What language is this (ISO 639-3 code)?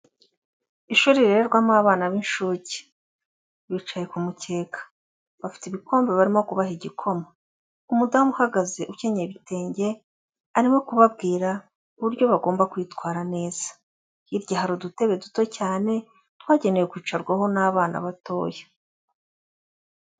kin